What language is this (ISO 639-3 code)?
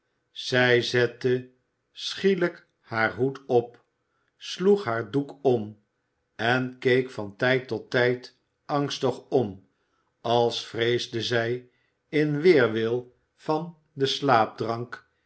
nld